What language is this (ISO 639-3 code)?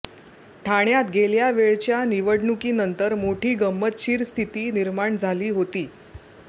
mar